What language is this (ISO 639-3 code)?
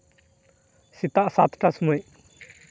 sat